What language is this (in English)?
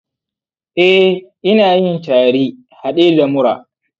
Hausa